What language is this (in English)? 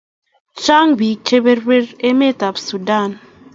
Kalenjin